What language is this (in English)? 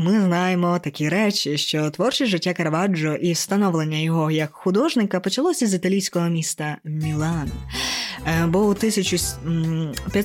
Ukrainian